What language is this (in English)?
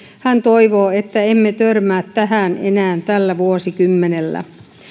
Finnish